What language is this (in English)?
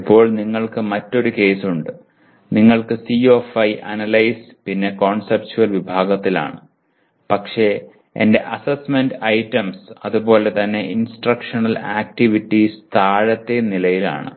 Malayalam